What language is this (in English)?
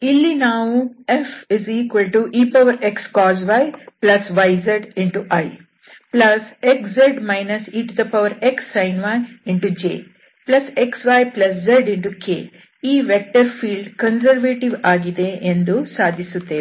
Kannada